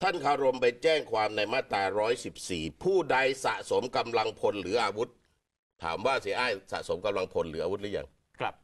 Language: Thai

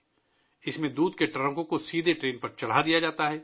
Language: Urdu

